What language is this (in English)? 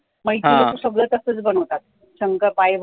Marathi